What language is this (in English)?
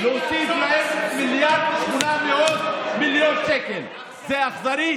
Hebrew